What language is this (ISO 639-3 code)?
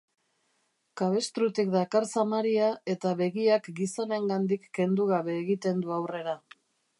eus